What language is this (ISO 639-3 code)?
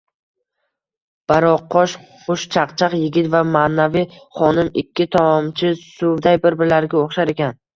uzb